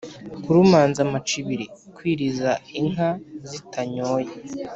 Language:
Kinyarwanda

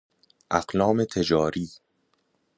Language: Persian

